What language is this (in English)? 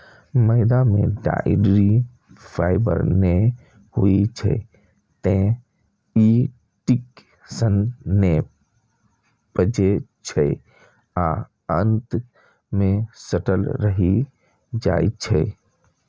Maithili